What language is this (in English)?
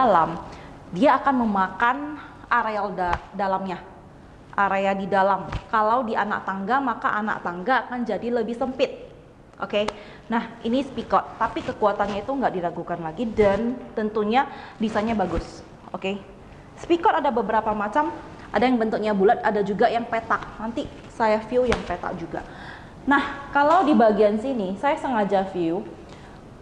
Indonesian